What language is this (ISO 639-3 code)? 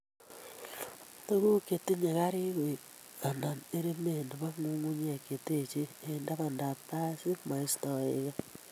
kln